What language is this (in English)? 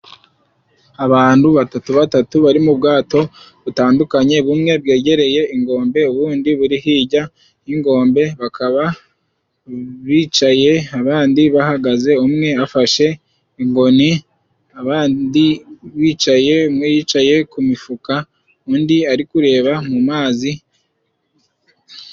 Kinyarwanda